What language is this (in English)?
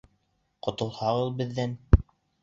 Bashkir